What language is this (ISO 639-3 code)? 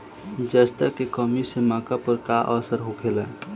bho